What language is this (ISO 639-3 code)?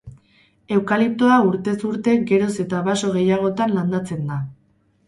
eus